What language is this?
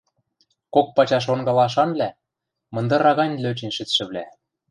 Western Mari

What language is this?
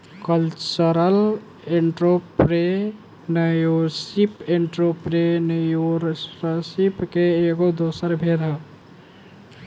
Bhojpuri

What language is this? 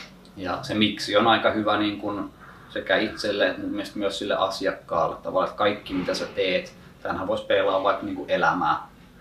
Finnish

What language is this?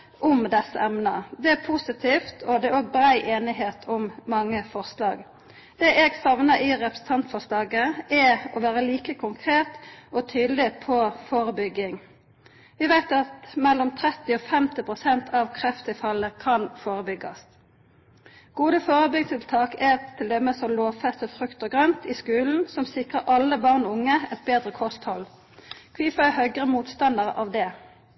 Norwegian Nynorsk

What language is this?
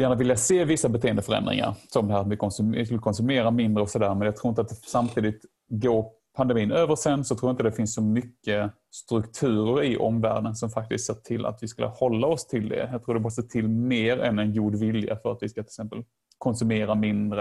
Swedish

